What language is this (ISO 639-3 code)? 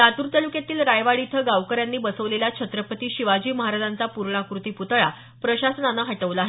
mar